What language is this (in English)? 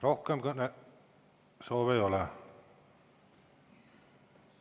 Estonian